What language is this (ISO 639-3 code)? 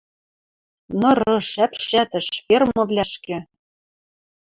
mrj